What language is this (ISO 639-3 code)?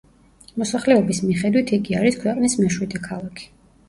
kat